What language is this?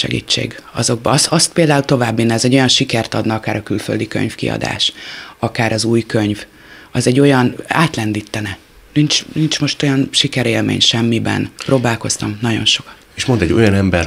Hungarian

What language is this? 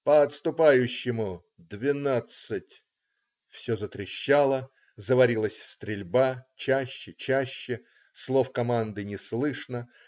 Russian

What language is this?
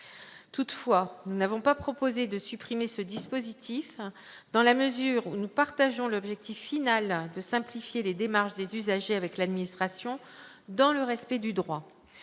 French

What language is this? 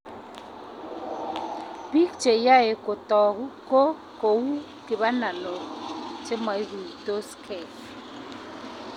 Kalenjin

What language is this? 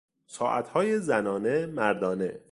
Persian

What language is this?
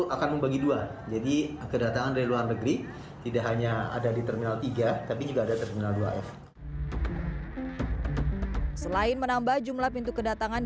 Indonesian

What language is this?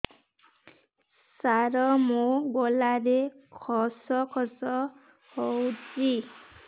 Odia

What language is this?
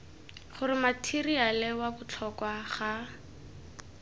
Tswana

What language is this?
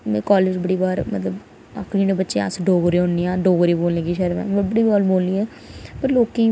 Dogri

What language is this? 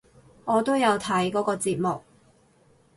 Cantonese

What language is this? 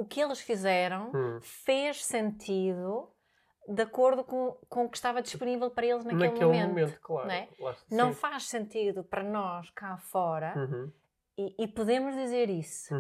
Portuguese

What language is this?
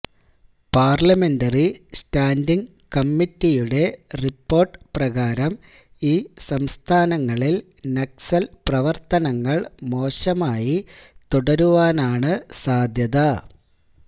Malayalam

